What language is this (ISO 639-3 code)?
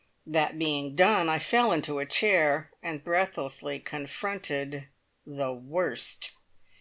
eng